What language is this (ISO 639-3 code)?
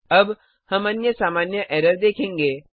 hin